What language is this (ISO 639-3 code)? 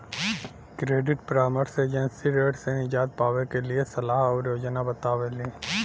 bho